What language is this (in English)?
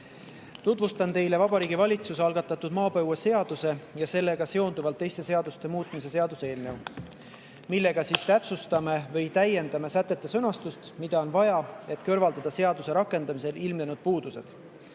Estonian